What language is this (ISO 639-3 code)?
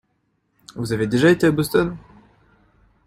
fra